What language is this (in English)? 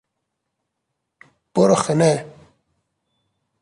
Persian